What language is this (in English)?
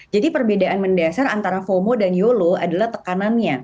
Indonesian